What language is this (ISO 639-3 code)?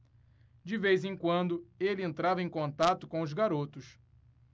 por